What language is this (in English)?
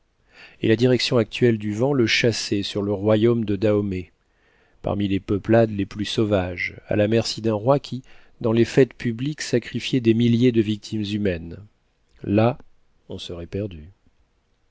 French